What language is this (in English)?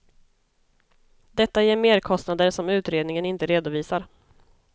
Swedish